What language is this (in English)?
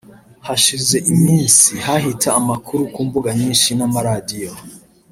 Kinyarwanda